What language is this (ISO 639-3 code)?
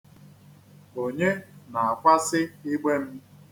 ibo